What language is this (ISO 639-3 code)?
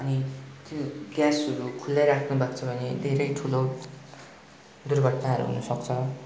nep